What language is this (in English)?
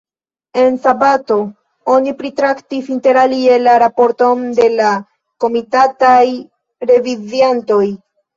Esperanto